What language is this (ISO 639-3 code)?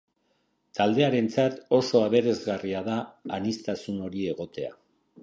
eus